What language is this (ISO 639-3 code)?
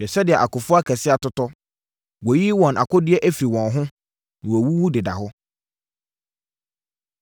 aka